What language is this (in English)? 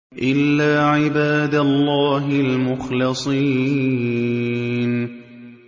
Arabic